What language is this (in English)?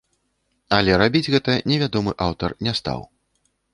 Belarusian